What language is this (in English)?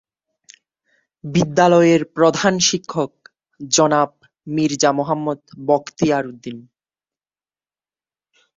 Bangla